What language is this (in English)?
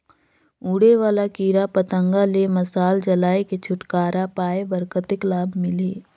Chhattisgarhi